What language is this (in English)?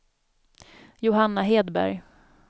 Swedish